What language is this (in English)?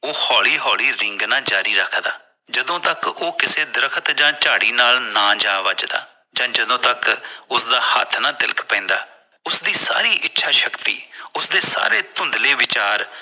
Punjabi